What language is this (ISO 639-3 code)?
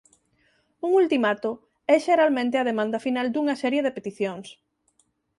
glg